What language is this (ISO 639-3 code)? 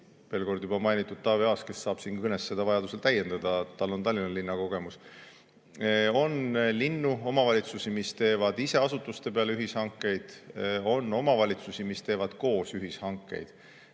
est